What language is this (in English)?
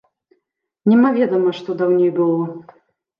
Belarusian